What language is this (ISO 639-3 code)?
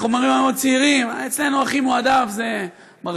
heb